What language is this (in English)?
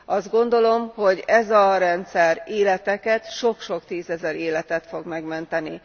Hungarian